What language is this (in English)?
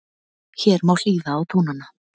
Icelandic